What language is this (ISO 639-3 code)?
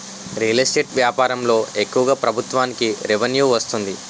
tel